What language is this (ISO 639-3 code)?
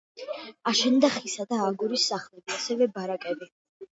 kat